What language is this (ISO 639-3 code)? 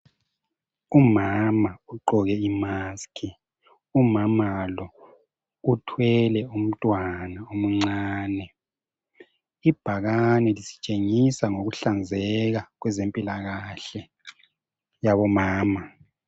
nde